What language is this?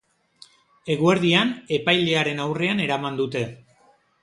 Basque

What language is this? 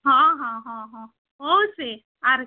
Odia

